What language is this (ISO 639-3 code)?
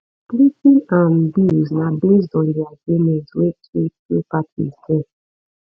pcm